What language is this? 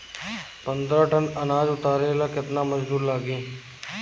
Bhojpuri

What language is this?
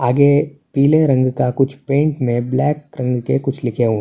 Urdu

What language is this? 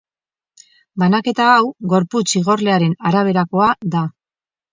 Basque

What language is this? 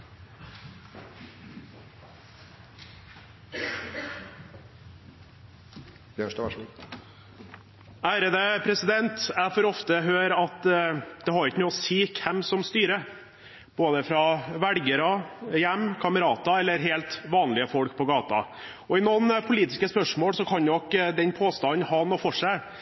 Norwegian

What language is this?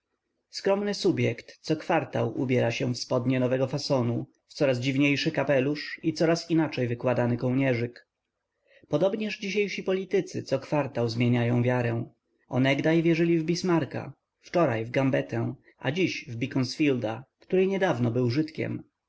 Polish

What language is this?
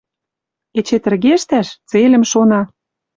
Western Mari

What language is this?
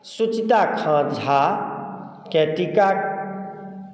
Maithili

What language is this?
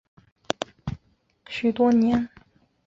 Chinese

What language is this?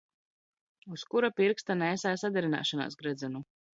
Latvian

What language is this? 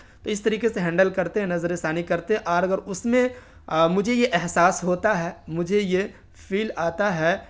Urdu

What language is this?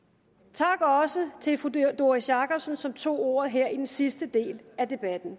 Danish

